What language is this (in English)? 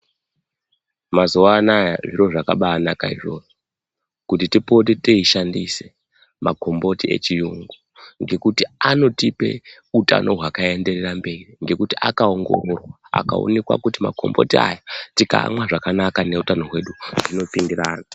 Ndau